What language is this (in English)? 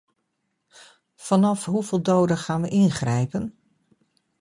Dutch